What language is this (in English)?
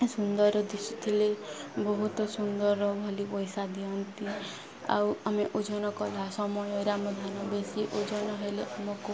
Odia